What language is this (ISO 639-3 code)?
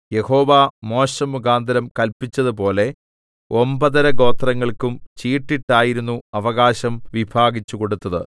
mal